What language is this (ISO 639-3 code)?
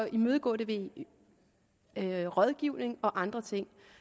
dan